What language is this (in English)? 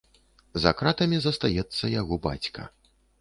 Belarusian